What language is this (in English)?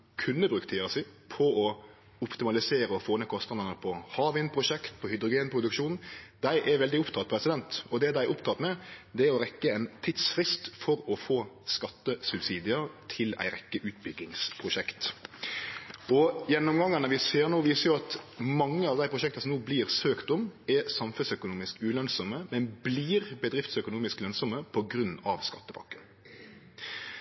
Norwegian Nynorsk